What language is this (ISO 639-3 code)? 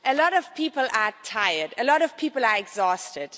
eng